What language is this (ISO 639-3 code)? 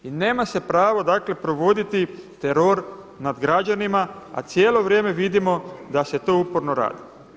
hrv